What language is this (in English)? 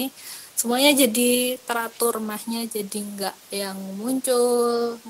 Indonesian